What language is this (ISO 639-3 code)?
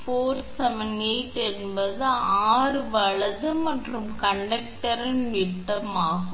tam